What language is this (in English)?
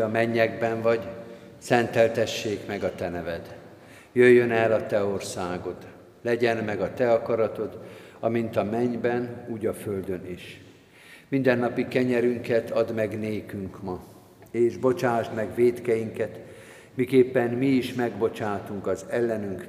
Hungarian